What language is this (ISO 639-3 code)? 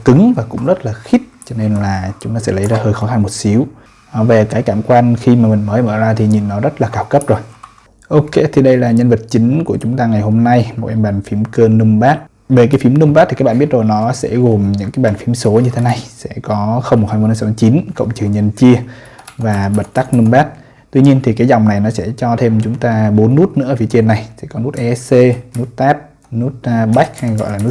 vie